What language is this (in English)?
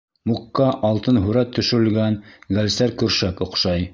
Bashkir